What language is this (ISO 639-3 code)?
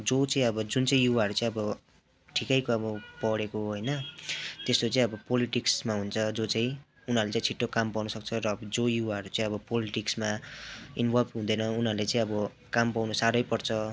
nep